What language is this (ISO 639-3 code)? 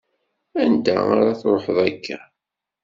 kab